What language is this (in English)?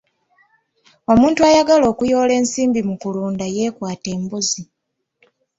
Ganda